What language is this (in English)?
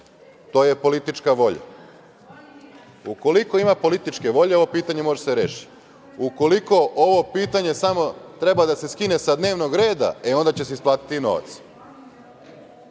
Serbian